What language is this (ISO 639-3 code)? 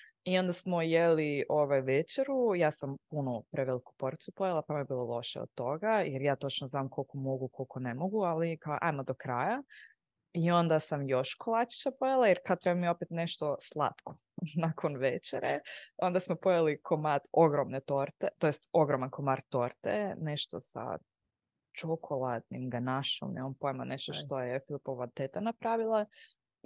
hrv